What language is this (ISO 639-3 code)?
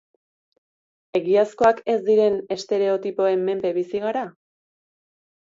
eus